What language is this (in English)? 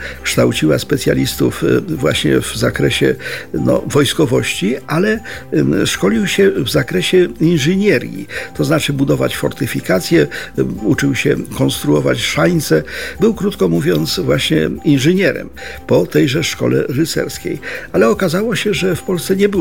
Polish